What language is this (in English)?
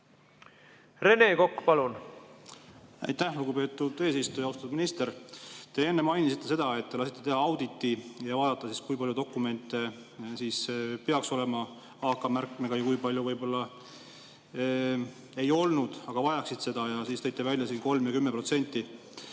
Estonian